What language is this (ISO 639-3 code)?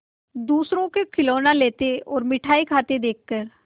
hin